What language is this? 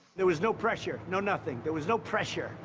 English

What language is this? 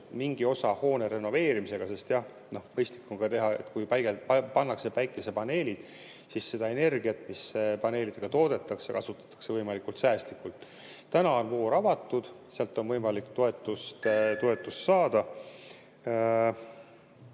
Estonian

